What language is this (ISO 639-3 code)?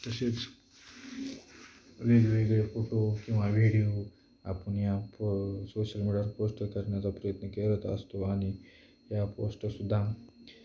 mar